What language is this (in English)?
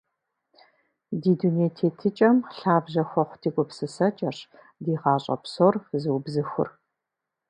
Kabardian